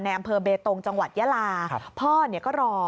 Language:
Thai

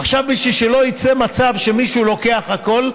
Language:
Hebrew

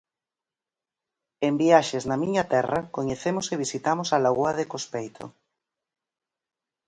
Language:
Galician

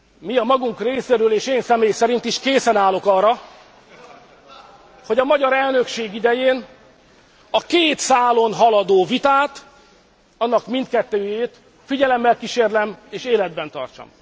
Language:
Hungarian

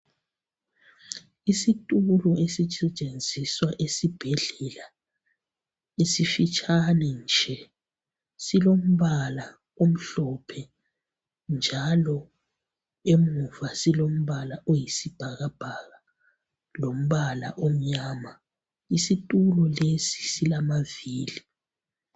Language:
North Ndebele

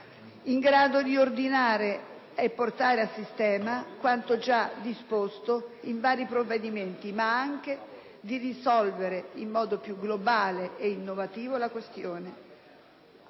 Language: Italian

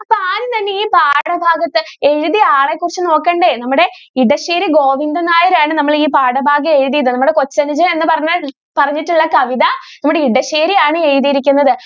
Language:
Malayalam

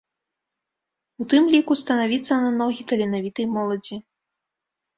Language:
Belarusian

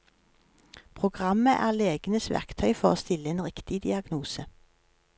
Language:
Norwegian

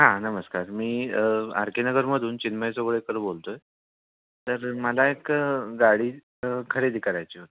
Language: Marathi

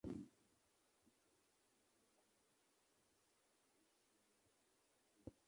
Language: Swahili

